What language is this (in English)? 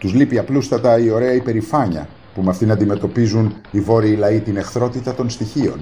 Greek